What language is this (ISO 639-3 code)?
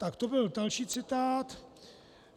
ces